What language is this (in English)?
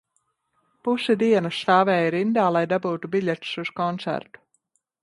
Latvian